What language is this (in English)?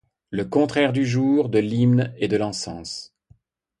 French